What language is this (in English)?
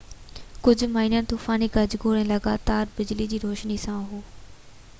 Sindhi